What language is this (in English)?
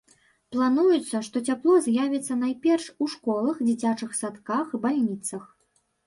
Belarusian